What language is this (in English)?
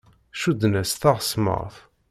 Kabyle